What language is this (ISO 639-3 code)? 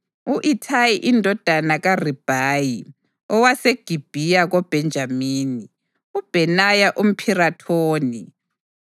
nde